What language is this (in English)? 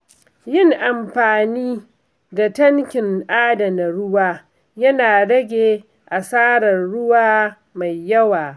Hausa